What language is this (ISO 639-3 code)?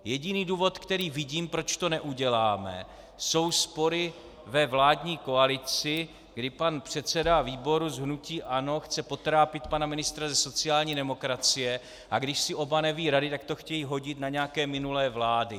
ces